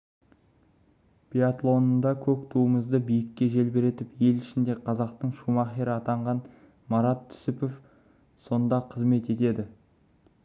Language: Kazakh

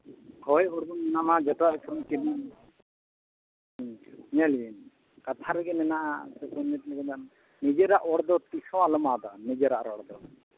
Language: Santali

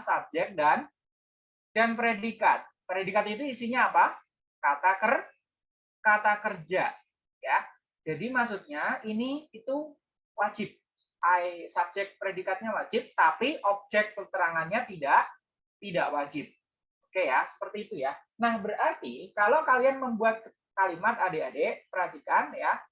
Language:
Indonesian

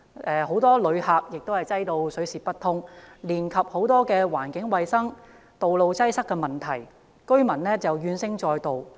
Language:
Cantonese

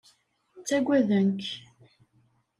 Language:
Kabyle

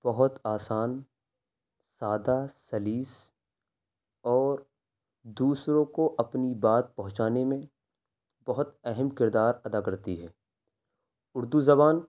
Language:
Urdu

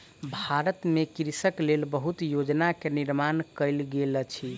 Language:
Maithili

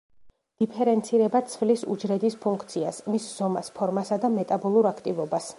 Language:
Georgian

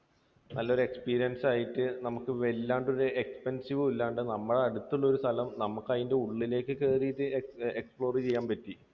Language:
Malayalam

